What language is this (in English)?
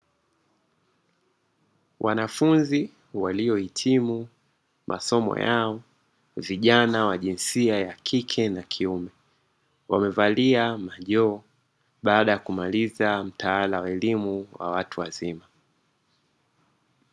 Swahili